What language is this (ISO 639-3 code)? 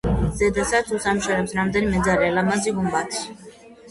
kat